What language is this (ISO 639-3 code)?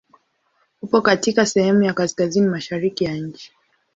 swa